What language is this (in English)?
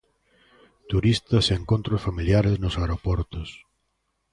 Galician